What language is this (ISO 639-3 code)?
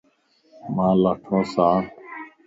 lss